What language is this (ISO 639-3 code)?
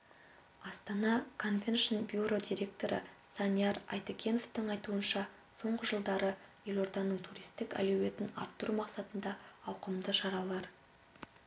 kaz